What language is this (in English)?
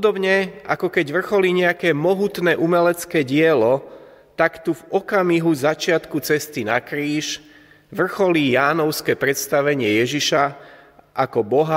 Slovak